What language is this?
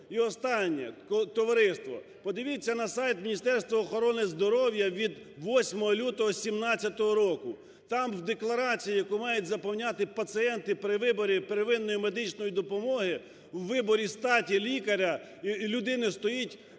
Ukrainian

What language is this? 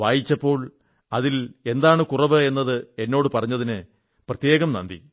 Malayalam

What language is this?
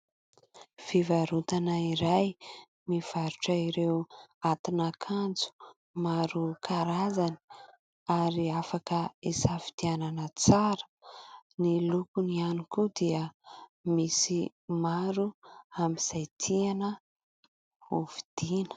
Malagasy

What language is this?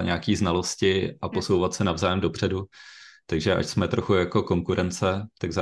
Czech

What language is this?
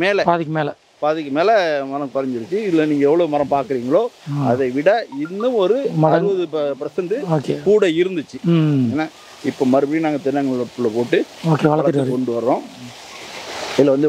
Indonesian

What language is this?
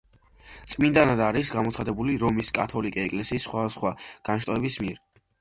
Georgian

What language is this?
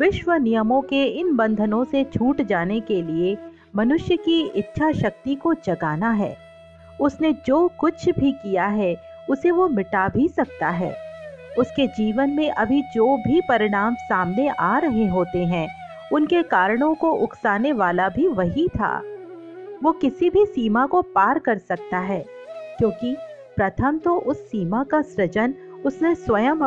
Hindi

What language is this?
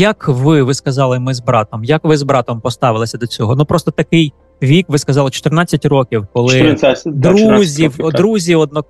Ukrainian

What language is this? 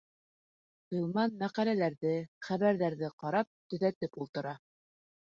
Bashkir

